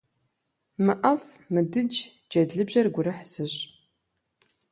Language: Kabardian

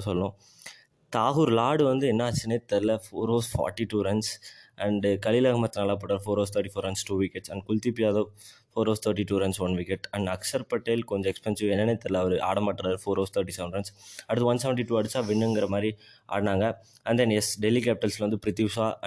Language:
Tamil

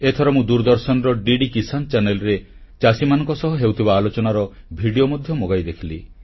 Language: Odia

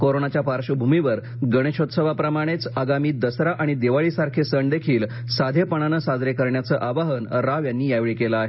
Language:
Marathi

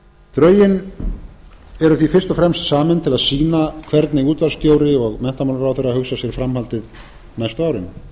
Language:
Icelandic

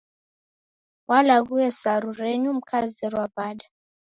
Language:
Taita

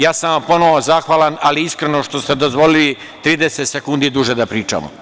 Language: Serbian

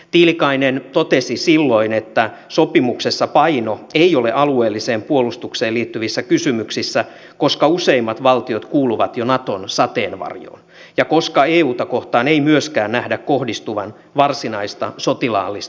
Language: Finnish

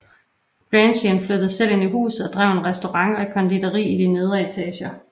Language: Danish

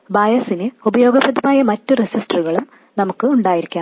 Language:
Malayalam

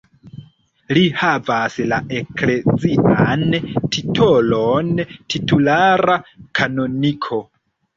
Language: Esperanto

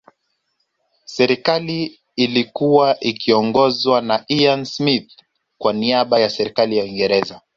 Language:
Swahili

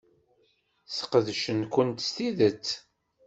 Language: Kabyle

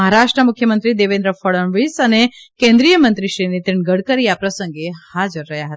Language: Gujarati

